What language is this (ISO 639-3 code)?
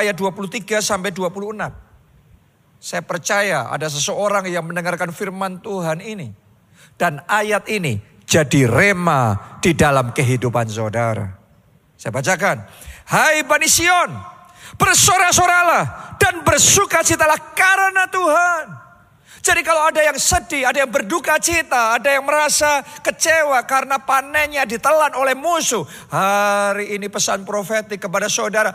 ind